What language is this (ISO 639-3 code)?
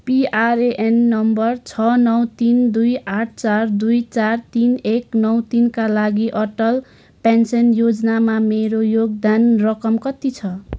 nep